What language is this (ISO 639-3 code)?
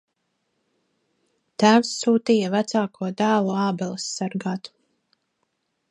lav